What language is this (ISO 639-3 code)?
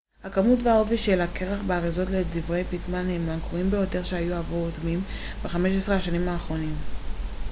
heb